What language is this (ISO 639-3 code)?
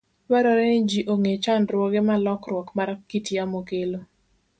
luo